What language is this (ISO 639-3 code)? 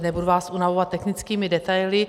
ces